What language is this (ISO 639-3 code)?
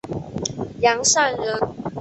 zho